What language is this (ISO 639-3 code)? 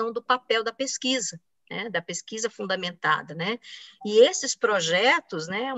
por